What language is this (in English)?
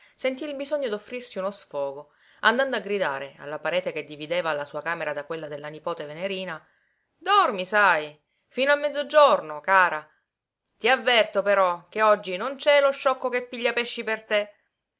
Italian